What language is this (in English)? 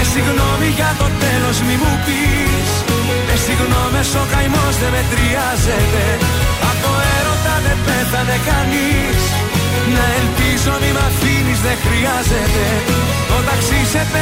Greek